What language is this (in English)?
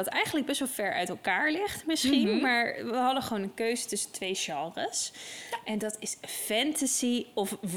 Dutch